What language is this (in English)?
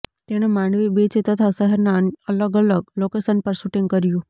Gujarati